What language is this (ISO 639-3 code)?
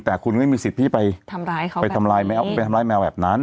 tha